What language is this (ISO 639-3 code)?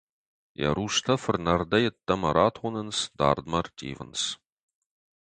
oss